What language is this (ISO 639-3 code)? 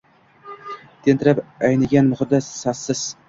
uzb